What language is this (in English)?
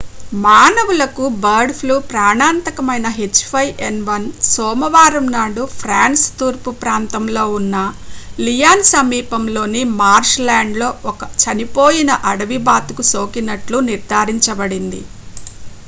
Telugu